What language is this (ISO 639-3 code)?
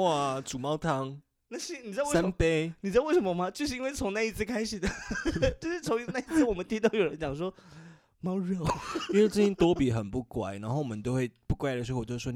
zho